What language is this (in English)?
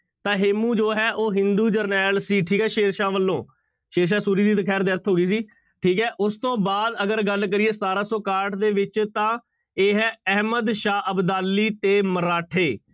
Punjabi